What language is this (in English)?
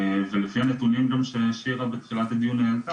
Hebrew